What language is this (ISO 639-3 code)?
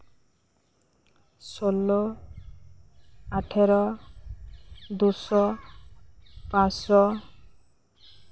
sat